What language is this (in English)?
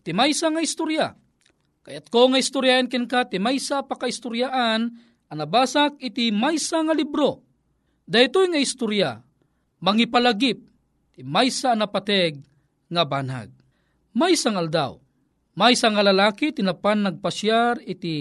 Filipino